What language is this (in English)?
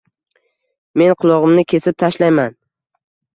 Uzbek